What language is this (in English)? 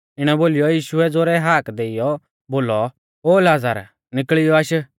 Mahasu Pahari